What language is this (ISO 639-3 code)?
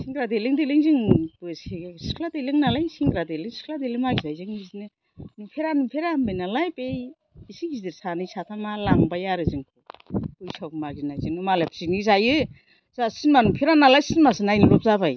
brx